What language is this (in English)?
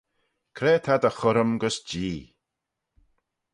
Manx